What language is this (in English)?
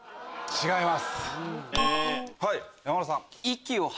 Japanese